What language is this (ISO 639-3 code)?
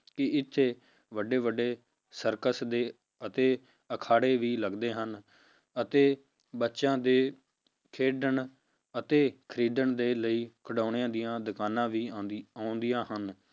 pan